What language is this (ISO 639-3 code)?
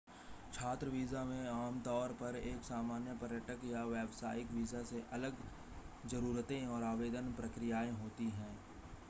hin